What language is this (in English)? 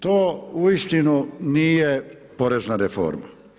Croatian